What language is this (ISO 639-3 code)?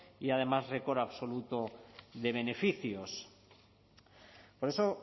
spa